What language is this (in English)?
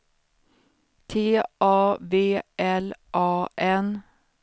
Swedish